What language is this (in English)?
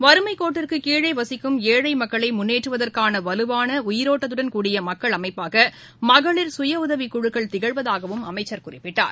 Tamil